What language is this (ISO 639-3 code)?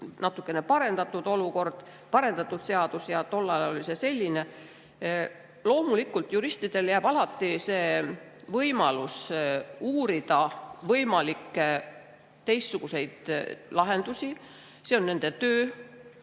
est